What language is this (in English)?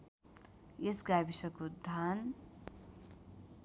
Nepali